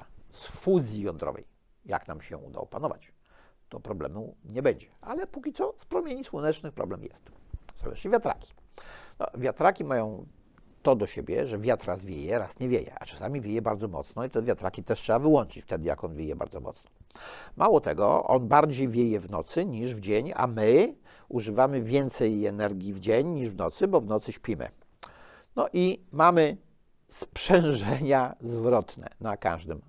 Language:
Polish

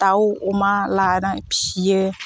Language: Bodo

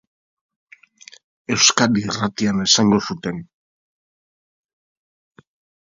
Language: Basque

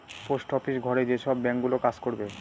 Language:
Bangla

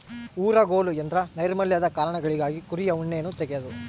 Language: Kannada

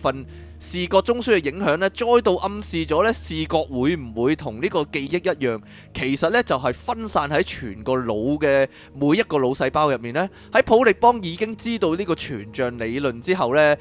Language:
Chinese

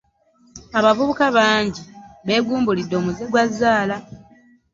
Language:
Ganda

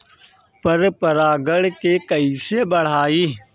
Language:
Bhojpuri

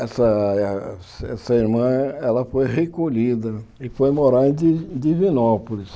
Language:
Portuguese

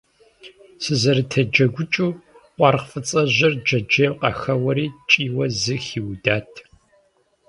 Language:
Kabardian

